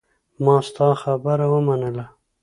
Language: Pashto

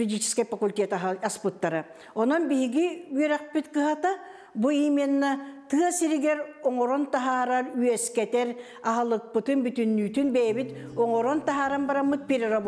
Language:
Turkish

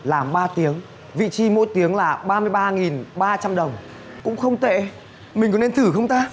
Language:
Vietnamese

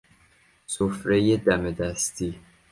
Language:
Persian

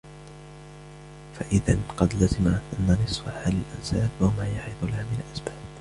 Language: Arabic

